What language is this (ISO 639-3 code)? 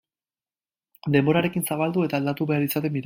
eus